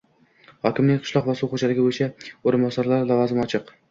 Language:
Uzbek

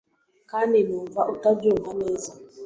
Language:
Kinyarwanda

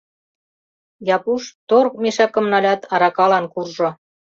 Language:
Mari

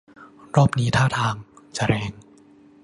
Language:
Thai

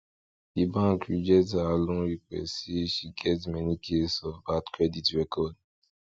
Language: Nigerian Pidgin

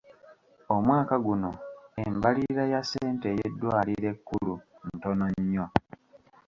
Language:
Ganda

